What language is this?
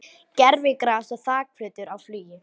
Icelandic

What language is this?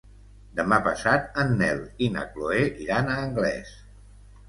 Catalan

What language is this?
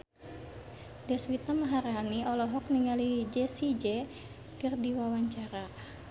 Sundanese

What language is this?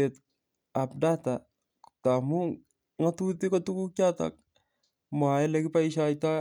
Kalenjin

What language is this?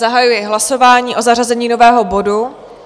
Czech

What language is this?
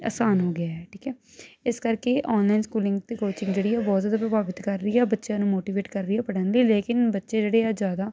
Punjabi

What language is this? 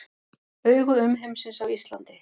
Icelandic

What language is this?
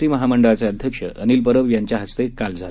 Marathi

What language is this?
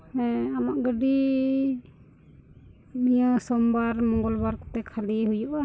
Santali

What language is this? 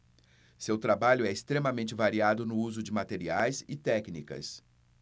Portuguese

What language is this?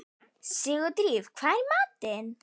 Icelandic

